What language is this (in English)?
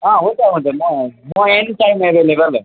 Nepali